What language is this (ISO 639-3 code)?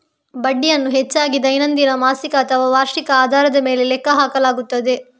kan